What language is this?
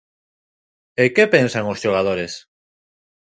Galician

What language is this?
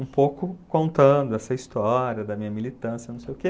Portuguese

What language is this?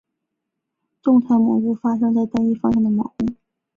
Chinese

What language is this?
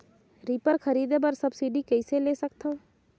Chhattisgarhi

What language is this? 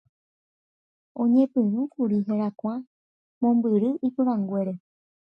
Guarani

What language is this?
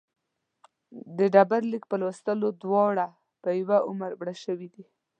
Pashto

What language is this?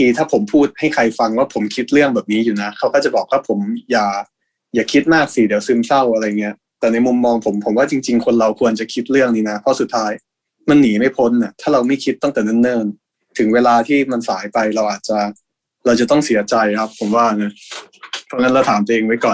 Thai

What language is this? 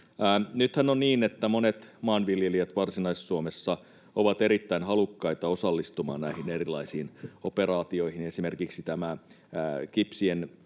Finnish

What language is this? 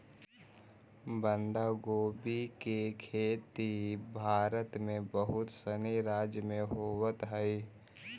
Magahi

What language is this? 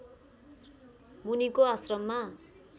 Nepali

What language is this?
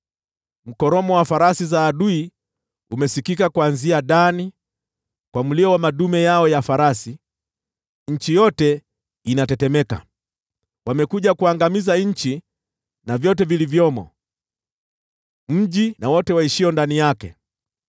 Swahili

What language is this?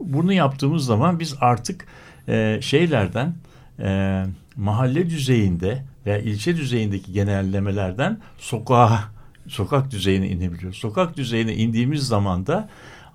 Turkish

